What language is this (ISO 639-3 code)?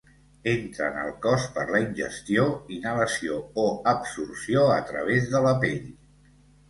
cat